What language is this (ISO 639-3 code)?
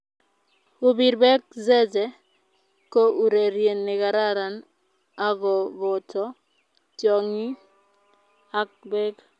kln